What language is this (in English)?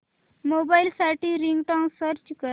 Marathi